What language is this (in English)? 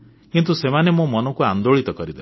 Odia